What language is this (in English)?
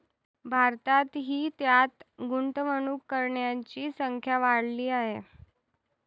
Marathi